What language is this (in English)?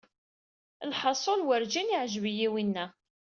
Kabyle